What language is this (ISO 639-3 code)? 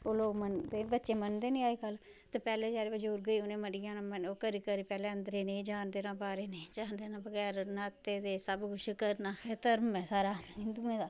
doi